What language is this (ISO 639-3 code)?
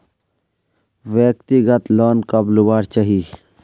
mag